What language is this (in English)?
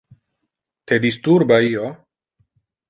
Interlingua